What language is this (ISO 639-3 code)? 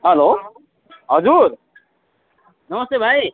nep